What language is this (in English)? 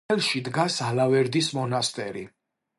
Georgian